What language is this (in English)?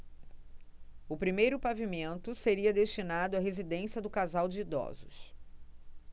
Portuguese